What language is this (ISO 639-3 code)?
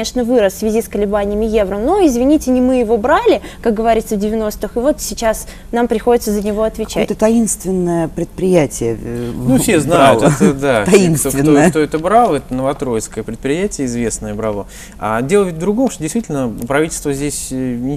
rus